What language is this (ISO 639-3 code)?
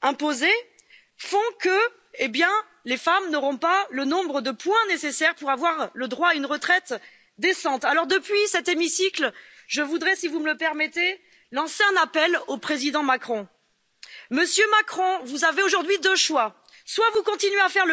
fra